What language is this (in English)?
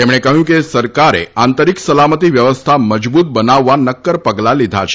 Gujarati